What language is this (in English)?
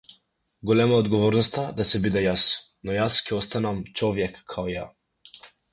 Macedonian